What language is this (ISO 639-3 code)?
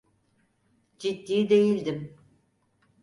tur